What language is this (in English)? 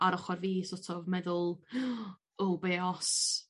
Welsh